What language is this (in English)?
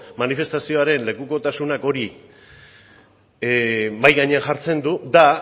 Basque